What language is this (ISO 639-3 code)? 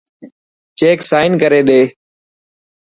mki